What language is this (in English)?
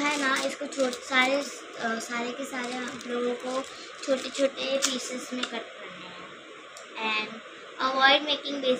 Hindi